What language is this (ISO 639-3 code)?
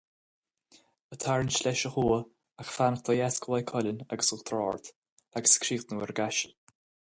gle